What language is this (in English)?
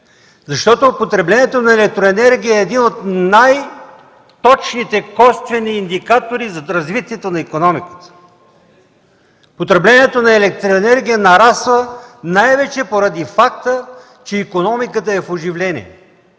Bulgarian